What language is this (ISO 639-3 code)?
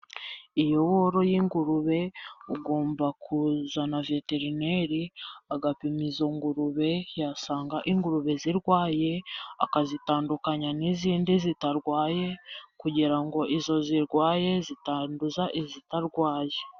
kin